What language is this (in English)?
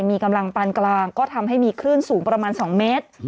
Thai